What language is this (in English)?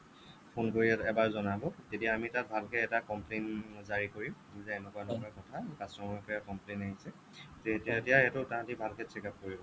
Assamese